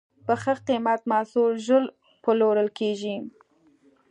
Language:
Pashto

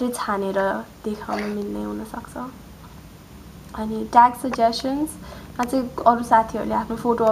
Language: Hindi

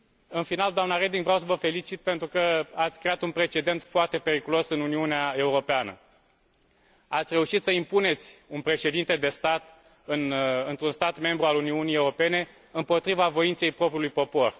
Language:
Romanian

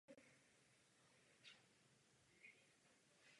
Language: Czech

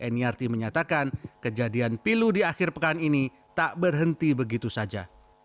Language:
Indonesian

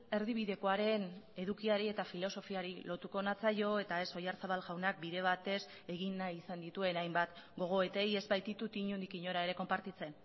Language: Basque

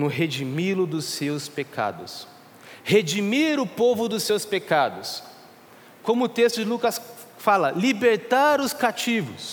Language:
Portuguese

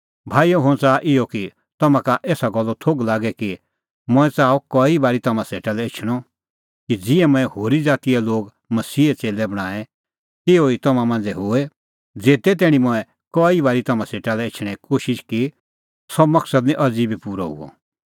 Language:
Kullu Pahari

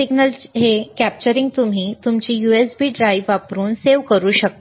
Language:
Marathi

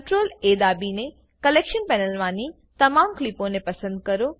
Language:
Gujarati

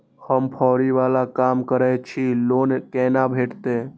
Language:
Maithili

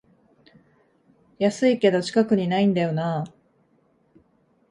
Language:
Japanese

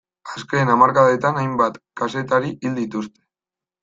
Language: Basque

